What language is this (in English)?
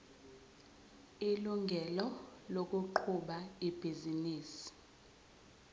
Zulu